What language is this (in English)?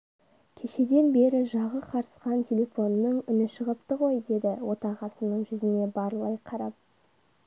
Kazakh